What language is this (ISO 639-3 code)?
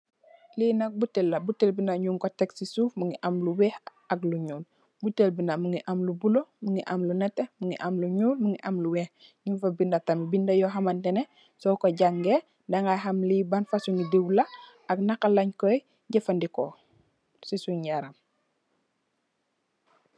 wol